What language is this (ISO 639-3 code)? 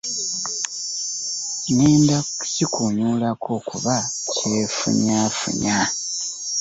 lug